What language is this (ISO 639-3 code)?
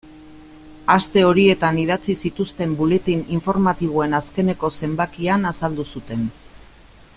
eus